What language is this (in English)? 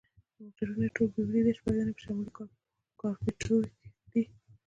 Pashto